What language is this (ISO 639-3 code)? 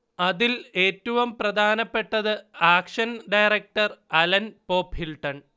mal